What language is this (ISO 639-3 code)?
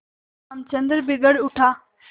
hin